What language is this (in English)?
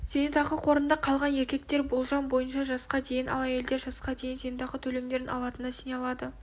Kazakh